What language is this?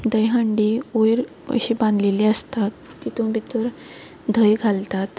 Konkani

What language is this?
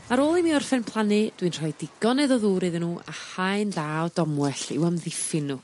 Welsh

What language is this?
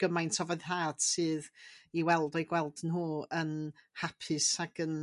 Welsh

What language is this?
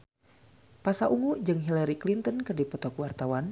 Sundanese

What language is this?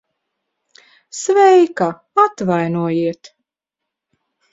Latvian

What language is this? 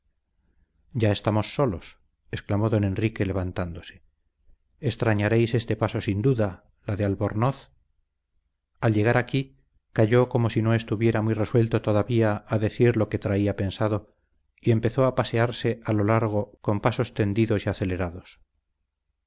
Spanish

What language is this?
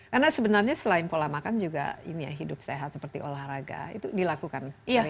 Indonesian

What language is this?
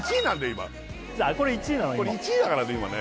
Japanese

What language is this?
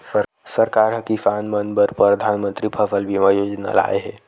Chhattisgarhi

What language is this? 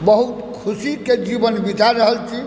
Maithili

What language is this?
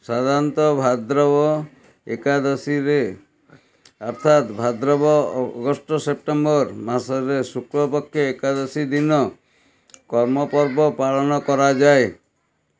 Odia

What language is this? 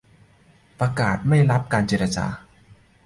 Thai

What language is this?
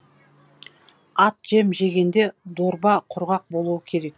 Kazakh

